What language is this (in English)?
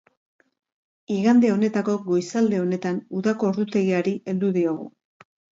Basque